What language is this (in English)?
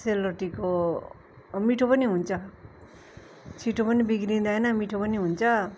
Nepali